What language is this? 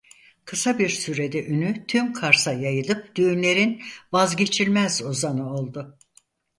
Turkish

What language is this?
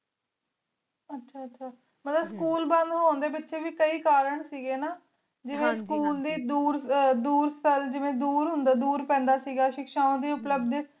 Punjabi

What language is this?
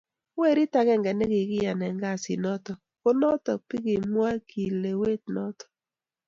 Kalenjin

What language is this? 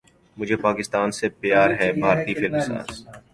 Urdu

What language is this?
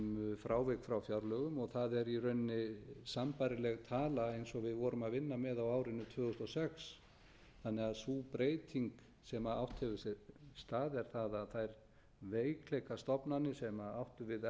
Icelandic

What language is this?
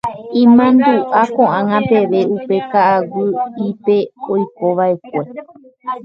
Guarani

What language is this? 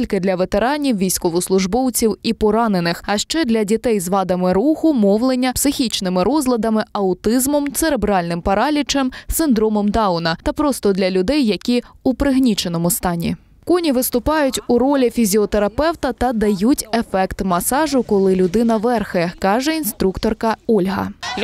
Ukrainian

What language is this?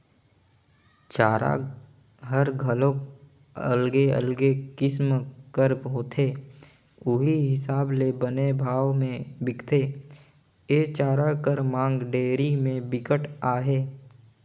Chhattisgarhi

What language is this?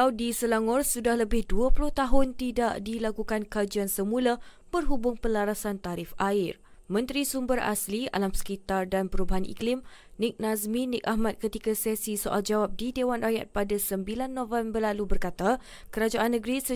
Malay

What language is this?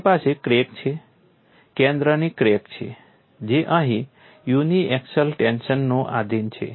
Gujarati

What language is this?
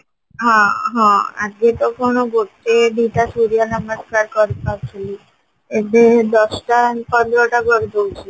Odia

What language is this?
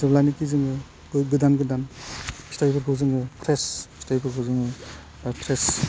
Bodo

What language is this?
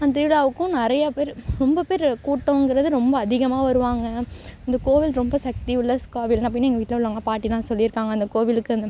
Tamil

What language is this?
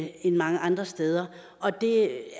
Danish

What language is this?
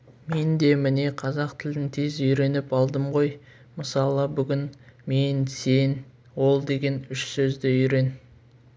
Kazakh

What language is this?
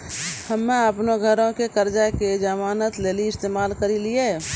Maithili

